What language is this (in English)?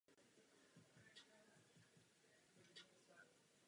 Czech